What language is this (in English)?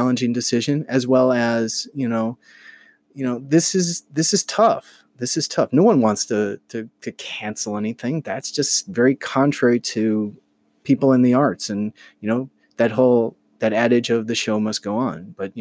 English